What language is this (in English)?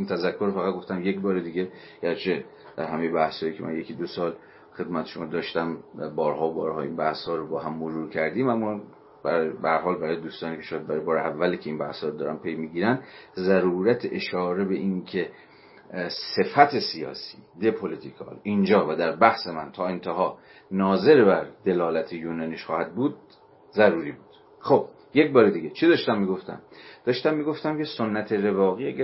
Persian